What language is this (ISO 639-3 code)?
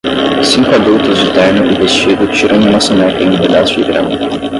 por